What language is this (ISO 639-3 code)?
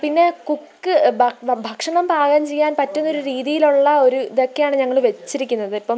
mal